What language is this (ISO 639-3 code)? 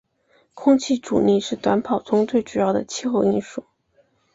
zho